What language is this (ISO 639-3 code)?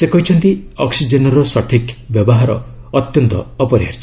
ori